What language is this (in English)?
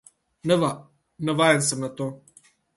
Slovenian